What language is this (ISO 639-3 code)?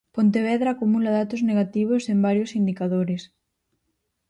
glg